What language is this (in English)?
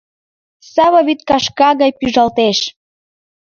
Mari